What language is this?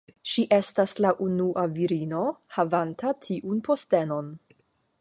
Esperanto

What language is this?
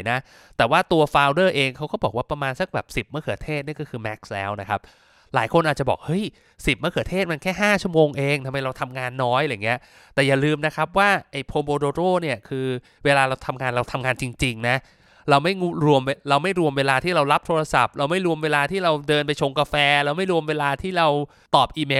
Thai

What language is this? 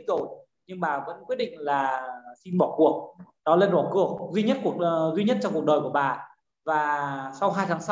Vietnamese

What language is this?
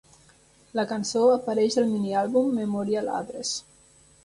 Catalan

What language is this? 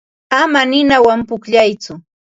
Ambo-Pasco Quechua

